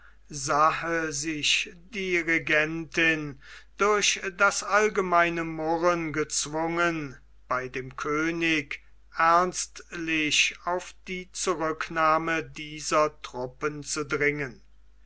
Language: German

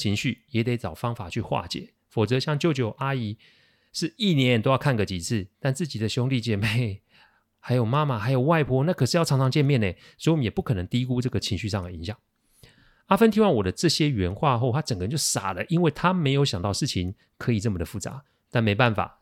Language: Chinese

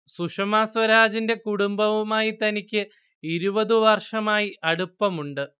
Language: Malayalam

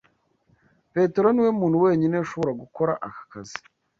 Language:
Kinyarwanda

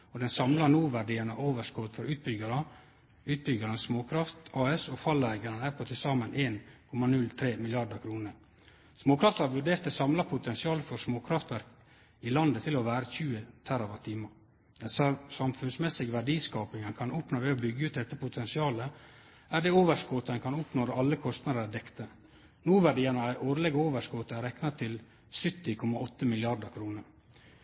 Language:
Norwegian Nynorsk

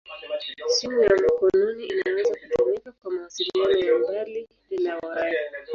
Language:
Swahili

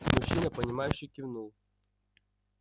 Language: Russian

